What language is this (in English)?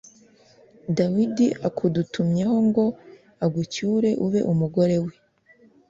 Kinyarwanda